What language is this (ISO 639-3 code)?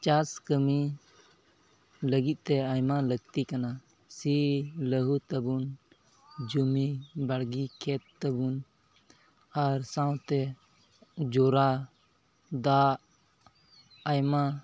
sat